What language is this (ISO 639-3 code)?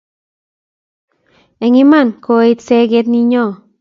kln